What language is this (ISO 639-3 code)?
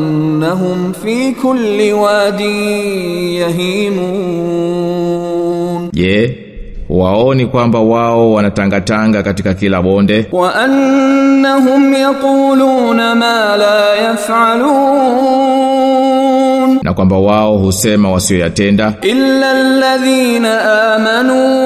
swa